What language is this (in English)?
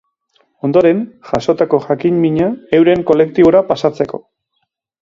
Basque